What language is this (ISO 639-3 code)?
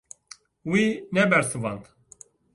kur